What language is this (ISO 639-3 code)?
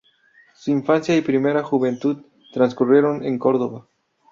spa